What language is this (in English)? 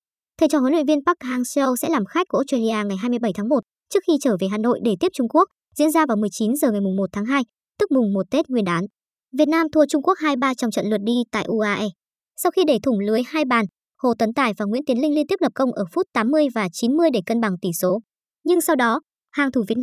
Vietnamese